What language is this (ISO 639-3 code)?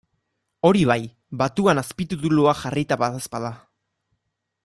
eus